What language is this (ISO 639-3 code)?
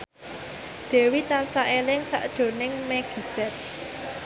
jav